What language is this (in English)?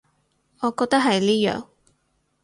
Cantonese